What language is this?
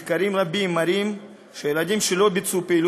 Hebrew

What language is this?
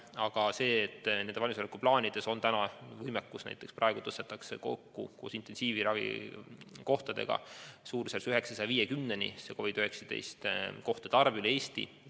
Estonian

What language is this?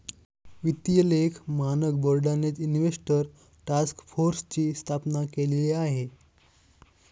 Marathi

